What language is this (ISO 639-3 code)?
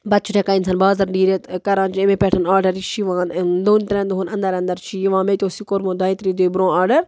kas